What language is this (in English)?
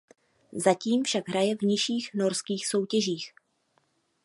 Czech